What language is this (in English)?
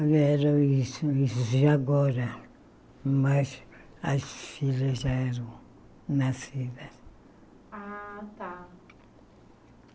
Portuguese